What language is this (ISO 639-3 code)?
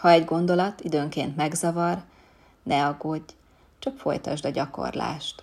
hun